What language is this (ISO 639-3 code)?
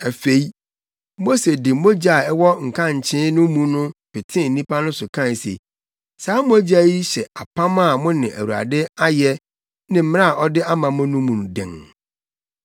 aka